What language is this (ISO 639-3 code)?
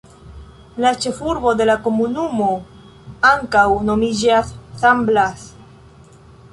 epo